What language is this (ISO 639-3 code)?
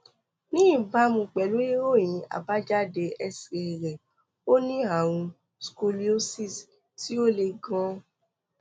yor